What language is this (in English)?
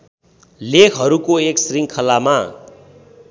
Nepali